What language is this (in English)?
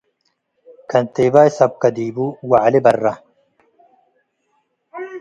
Tigre